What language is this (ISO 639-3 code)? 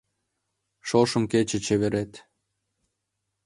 chm